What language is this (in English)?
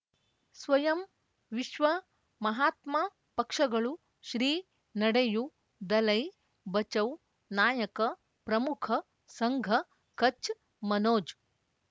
Kannada